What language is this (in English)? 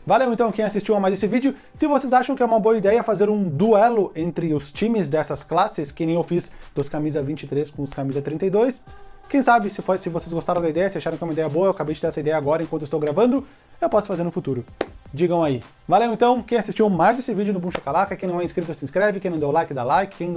Portuguese